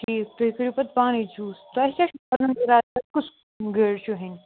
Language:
Kashmiri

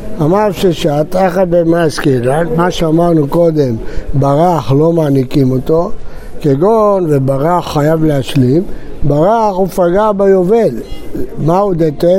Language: Hebrew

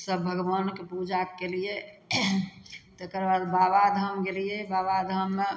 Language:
Maithili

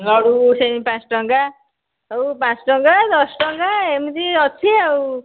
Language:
Odia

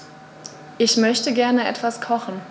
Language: German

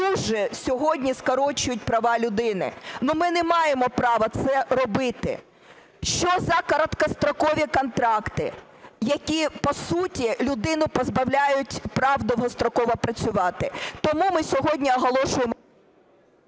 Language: Ukrainian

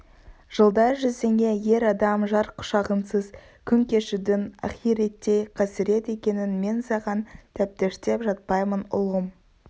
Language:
Kazakh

